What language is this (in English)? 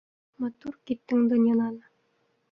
Bashkir